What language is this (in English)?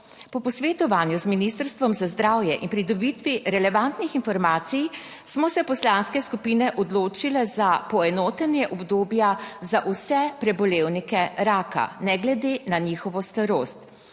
Slovenian